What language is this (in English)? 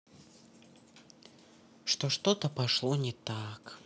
Russian